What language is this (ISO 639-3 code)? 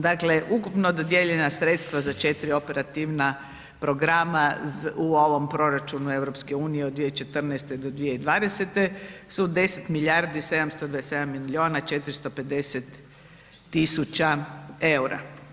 hrv